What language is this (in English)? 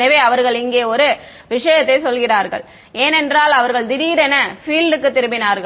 Tamil